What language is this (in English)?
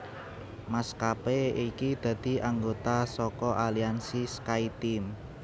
Javanese